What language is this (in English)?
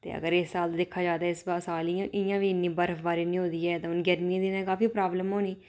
Dogri